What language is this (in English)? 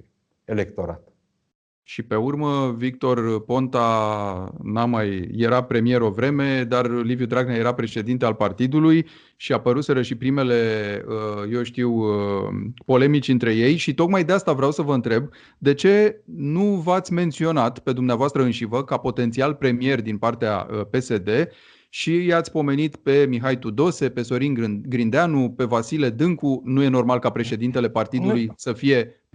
Romanian